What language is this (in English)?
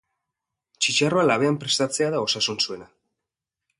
Basque